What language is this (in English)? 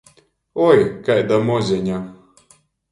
Latgalian